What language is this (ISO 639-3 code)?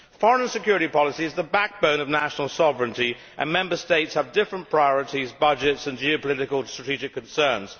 eng